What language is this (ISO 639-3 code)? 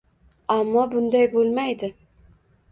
uzb